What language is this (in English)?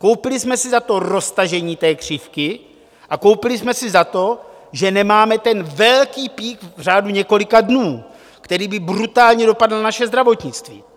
Czech